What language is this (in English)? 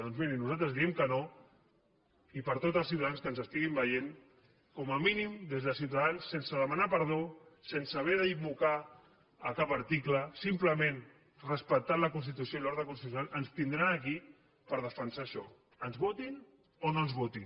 Catalan